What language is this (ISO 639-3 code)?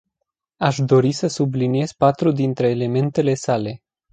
ron